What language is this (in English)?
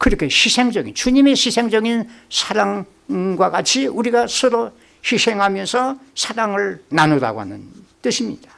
Korean